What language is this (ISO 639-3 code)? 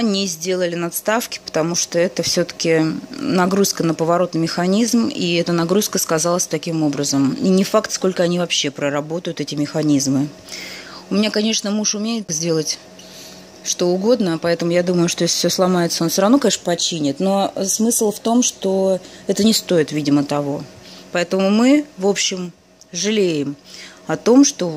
rus